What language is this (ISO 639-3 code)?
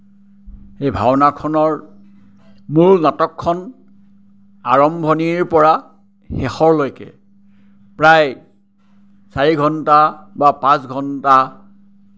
asm